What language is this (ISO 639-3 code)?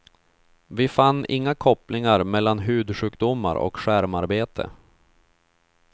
swe